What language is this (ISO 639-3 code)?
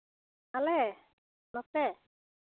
sat